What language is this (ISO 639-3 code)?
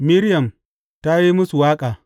hau